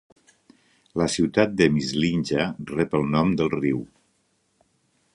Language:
Catalan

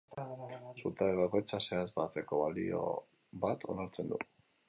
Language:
Basque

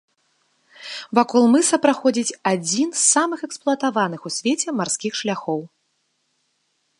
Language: Belarusian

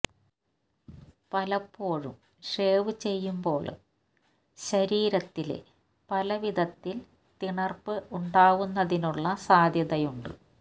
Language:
Malayalam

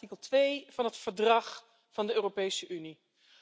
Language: Dutch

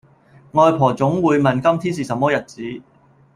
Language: Cantonese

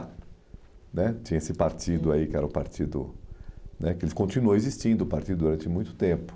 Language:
Portuguese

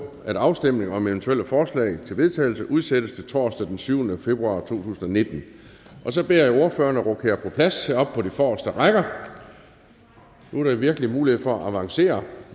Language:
Danish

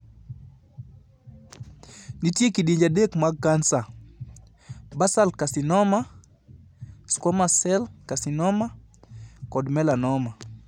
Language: Luo (Kenya and Tanzania)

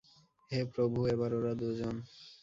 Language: Bangla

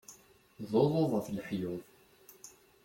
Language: Kabyle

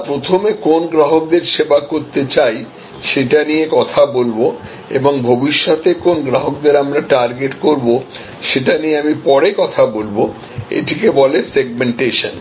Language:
Bangla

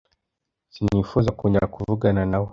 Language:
Kinyarwanda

